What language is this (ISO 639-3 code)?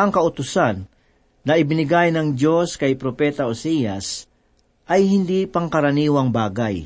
fil